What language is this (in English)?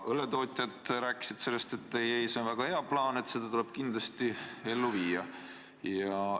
Estonian